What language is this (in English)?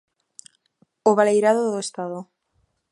Galician